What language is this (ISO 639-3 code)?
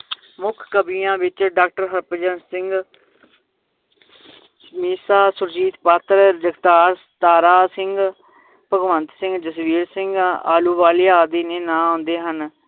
pan